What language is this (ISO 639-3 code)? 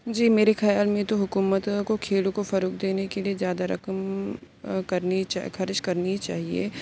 urd